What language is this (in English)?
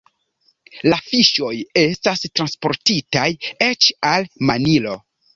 Esperanto